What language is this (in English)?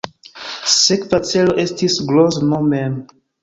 Esperanto